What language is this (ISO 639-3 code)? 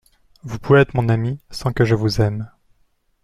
fra